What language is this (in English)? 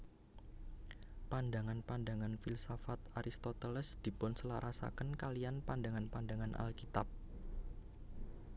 Javanese